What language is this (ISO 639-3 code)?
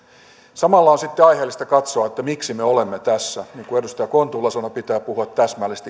fin